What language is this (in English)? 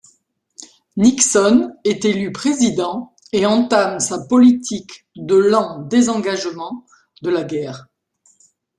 French